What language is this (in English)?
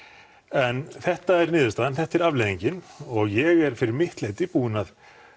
Icelandic